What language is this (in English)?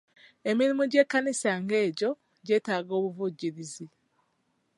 Ganda